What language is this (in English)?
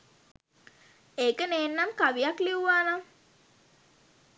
Sinhala